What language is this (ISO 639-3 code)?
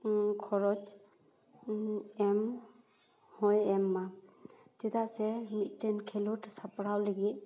sat